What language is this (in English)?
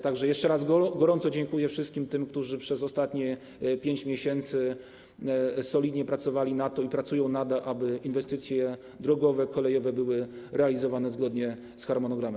Polish